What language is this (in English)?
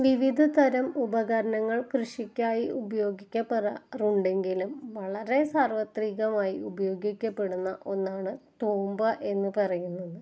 Malayalam